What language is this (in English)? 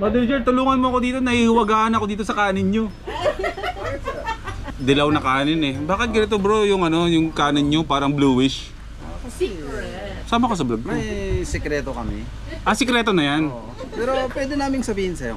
Filipino